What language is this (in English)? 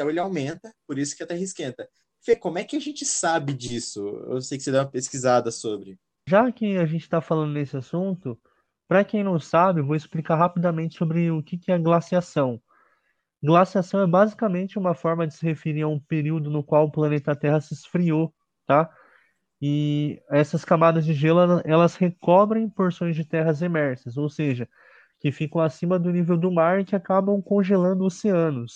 Portuguese